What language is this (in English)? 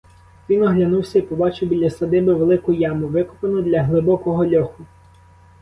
Ukrainian